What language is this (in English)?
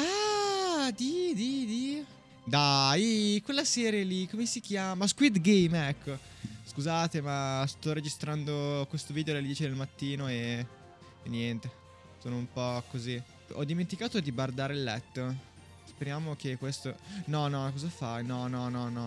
Italian